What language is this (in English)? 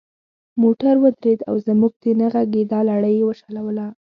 Pashto